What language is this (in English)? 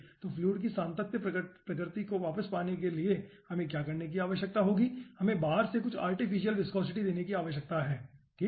Hindi